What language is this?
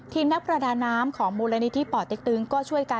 Thai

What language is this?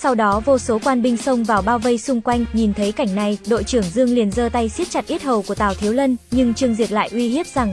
Vietnamese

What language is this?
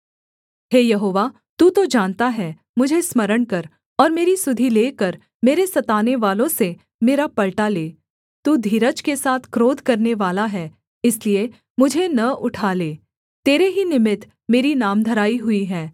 Hindi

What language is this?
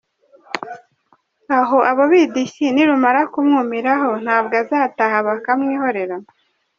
Kinyarwanda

